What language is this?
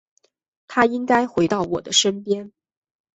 Chinese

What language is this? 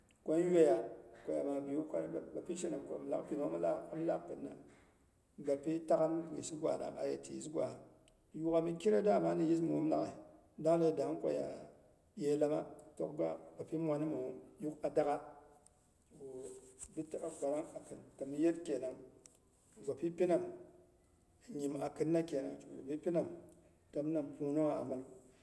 Boghom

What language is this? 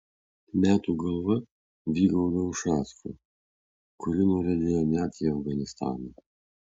Lithuanian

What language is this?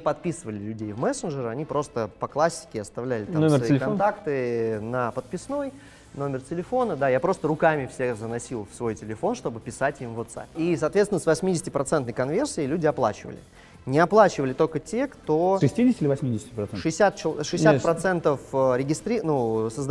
Russian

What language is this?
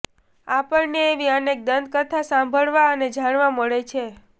Gujarati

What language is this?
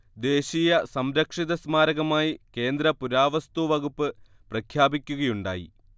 Malayalam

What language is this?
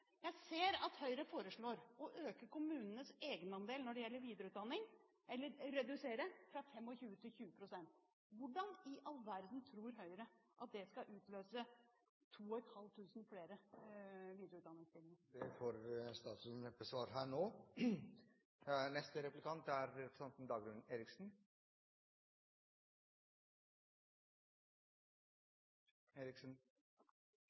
Norwegian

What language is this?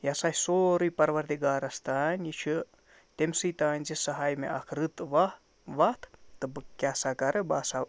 Kashmiri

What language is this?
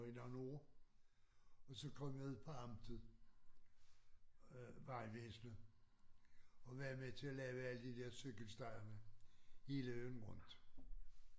Danish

